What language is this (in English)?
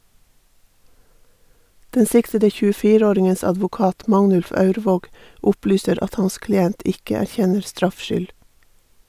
Norwegian